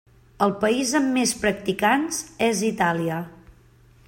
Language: Catalan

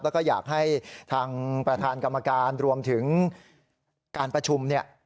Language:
Thai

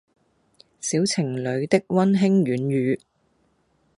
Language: Cantonese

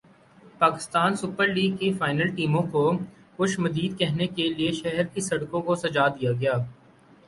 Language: Urdu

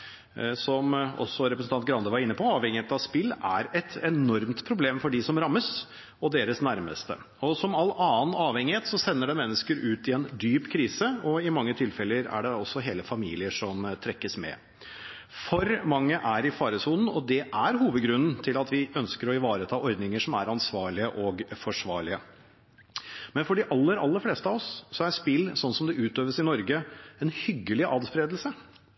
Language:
Norwegian Bokmål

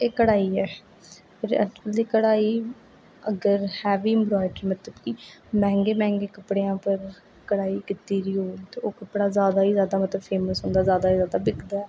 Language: Dogri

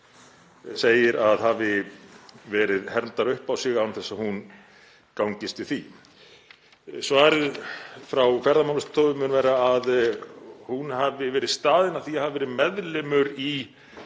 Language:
Icelandic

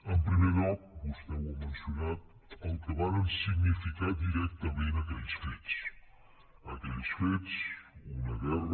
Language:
Catalan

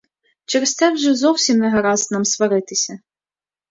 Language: Ukrainian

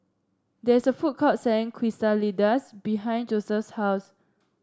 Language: English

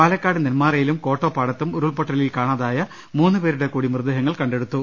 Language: Malayalam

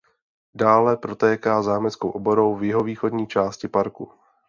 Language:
Czech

